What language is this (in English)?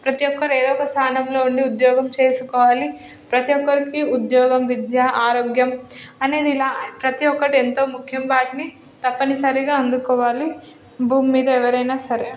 Telugu